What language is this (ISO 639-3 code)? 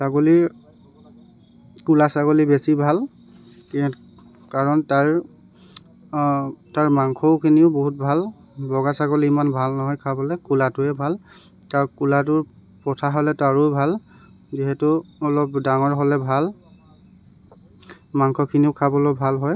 asm